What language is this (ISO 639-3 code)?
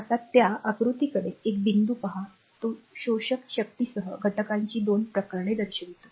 mar